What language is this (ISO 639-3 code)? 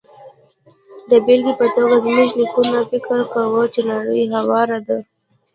pus